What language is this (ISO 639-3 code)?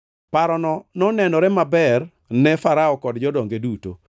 luo